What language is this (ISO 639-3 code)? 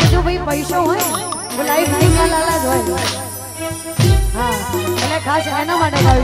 ara